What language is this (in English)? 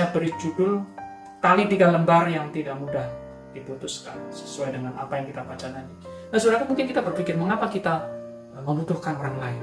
Indonesian